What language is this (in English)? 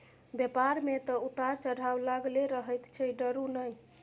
Maithili